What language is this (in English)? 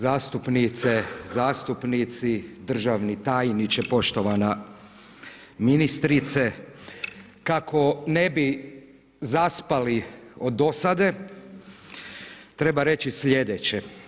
Croatian